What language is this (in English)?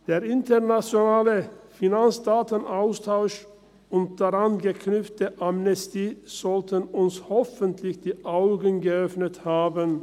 Swiss German